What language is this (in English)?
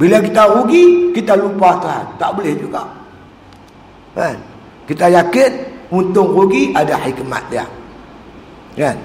Malay